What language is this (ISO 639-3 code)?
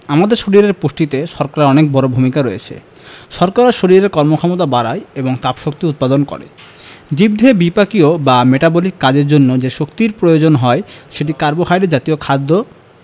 ben